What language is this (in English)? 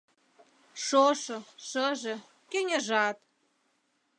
Mari